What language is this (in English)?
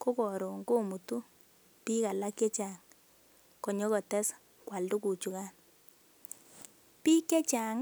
Kalenjin